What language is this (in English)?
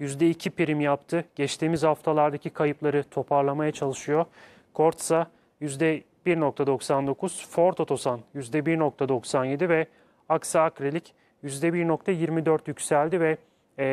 Turkish